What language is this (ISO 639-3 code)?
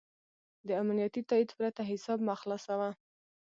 pus